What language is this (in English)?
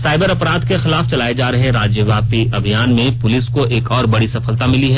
Hindi